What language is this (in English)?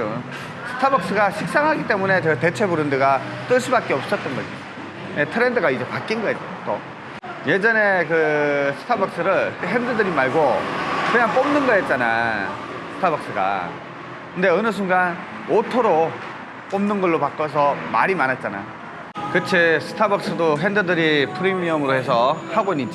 Korean